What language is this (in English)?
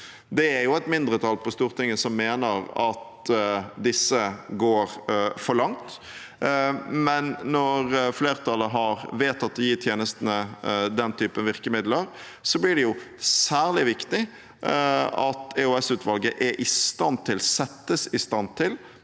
Norwegian